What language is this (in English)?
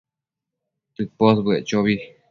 Matsés